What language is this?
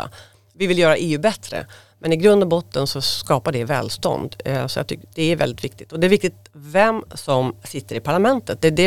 Swedish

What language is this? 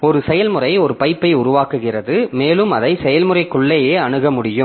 Tamil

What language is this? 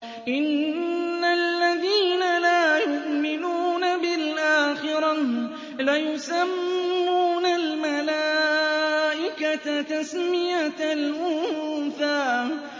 Arabic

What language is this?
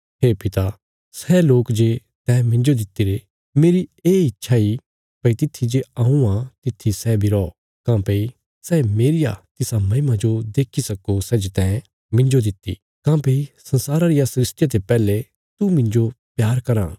Bilaspuri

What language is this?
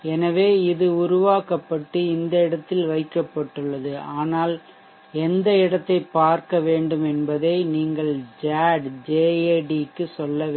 Tamil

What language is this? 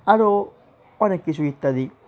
Bangla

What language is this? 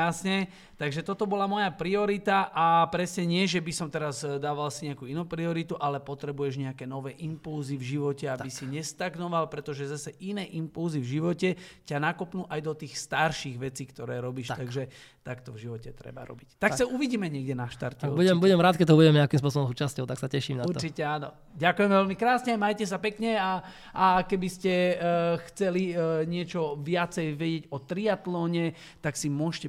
Slovak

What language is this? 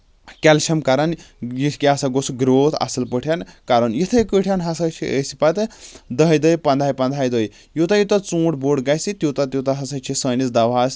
Kashmiri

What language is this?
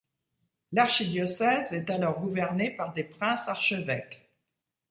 French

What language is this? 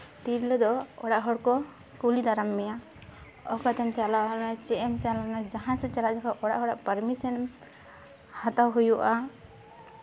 Santali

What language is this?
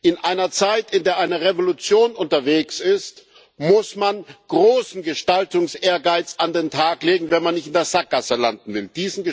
German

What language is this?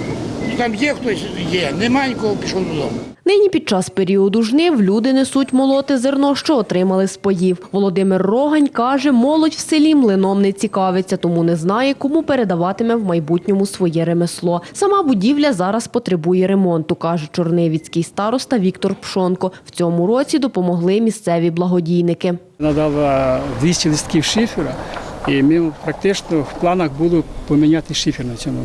Ukrainian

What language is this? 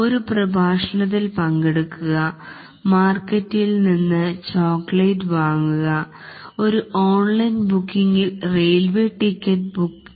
Malayalam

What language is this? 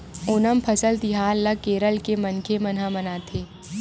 Chhattisgarhi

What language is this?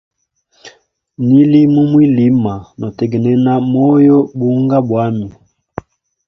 Hemba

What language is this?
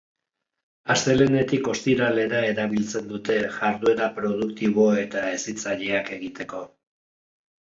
Basque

